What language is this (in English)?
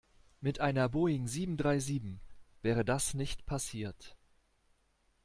German